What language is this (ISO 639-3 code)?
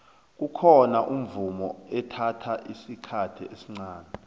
nbl